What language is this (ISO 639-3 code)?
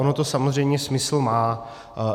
ces